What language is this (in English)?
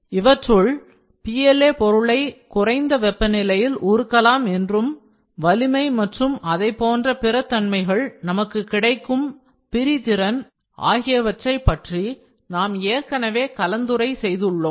Tamil